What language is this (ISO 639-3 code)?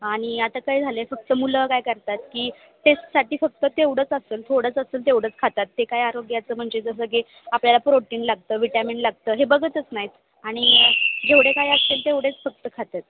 mar